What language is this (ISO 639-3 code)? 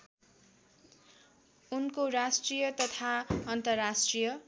nep